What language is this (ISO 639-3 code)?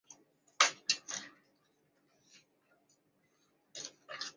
zho